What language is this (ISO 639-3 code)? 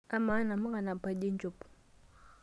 mas